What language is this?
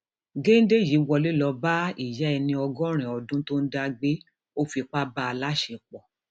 Yoruba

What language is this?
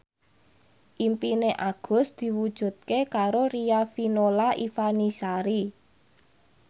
Javanese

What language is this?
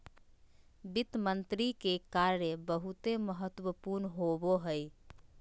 Magahi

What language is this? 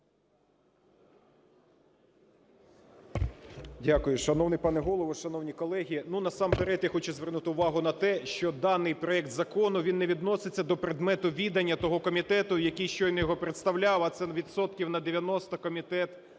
Ukrainian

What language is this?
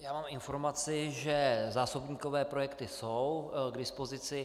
Czech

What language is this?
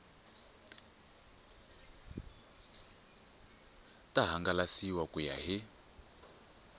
Tsonga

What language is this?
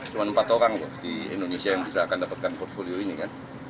Indonesian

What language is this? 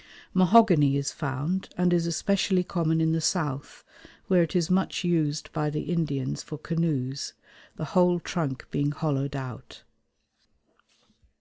English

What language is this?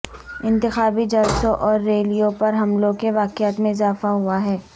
Urdu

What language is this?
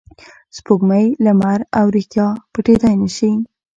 Pashto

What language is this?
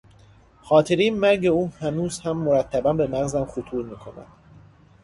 Persian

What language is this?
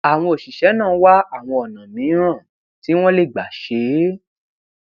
Yoruba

